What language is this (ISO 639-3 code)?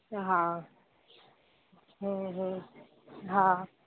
snd